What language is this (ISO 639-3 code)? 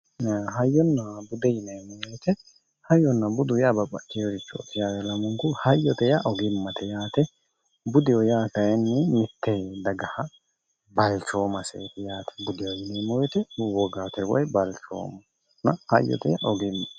sid